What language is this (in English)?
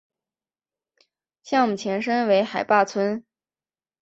Chinese